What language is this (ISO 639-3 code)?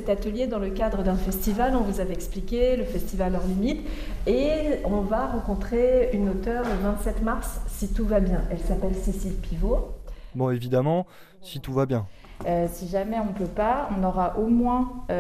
fra